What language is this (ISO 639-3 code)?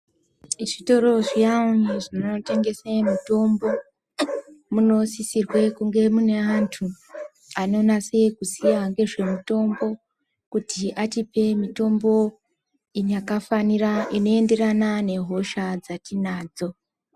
ndc